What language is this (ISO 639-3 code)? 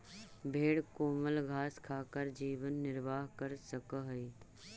mag